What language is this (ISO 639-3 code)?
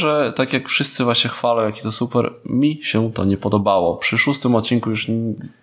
pol